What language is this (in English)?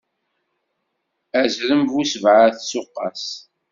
Kabyle